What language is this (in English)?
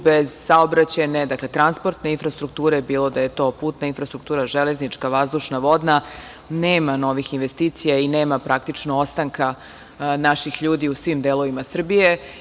Serbian